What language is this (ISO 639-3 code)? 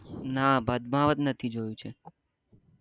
guj